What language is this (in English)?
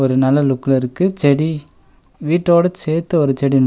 Tamil